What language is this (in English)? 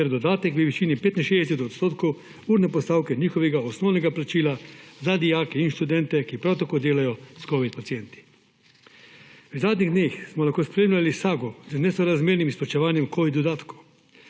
Slovenian